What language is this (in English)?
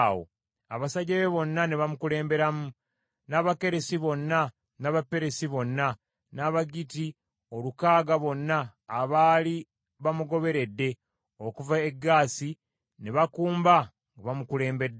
Ganda